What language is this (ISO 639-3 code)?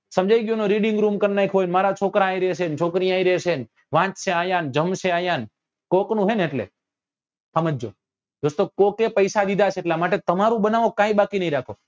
guj